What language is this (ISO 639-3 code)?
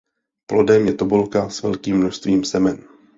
ces